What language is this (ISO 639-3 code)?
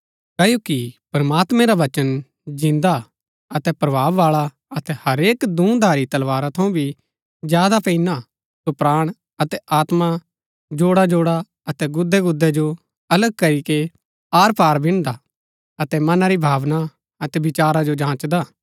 gbk